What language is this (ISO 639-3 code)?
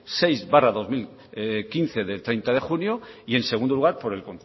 spa